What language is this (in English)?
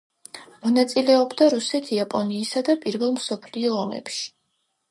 Georgian